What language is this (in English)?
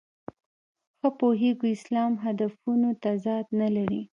Pashto